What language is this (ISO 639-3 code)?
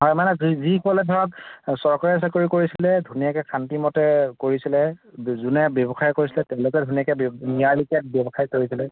asm